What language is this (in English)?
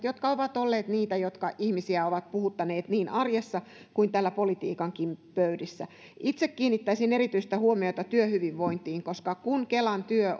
Finnish